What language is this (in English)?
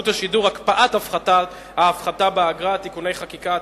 Hebrew